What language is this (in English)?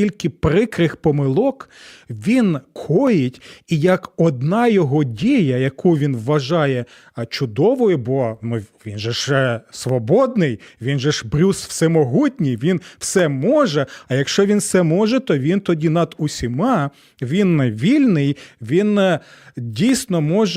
Ukrainian